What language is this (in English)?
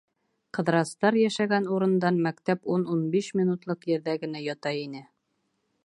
Bashkir